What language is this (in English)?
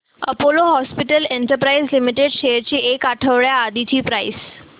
Marathi